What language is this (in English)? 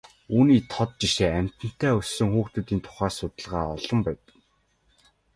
Mongolian